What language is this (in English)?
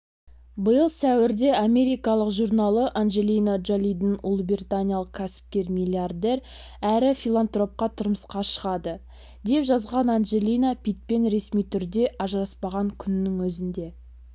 Kazakh